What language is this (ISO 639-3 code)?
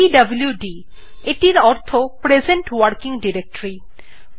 ben